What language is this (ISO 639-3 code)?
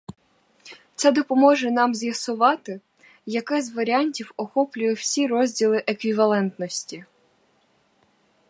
ukr